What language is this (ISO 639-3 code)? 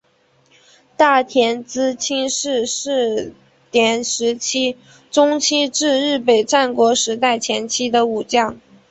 zho